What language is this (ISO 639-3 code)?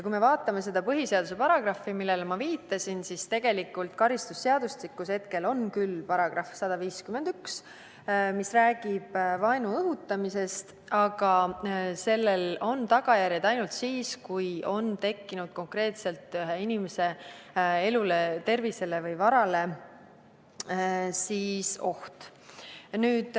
est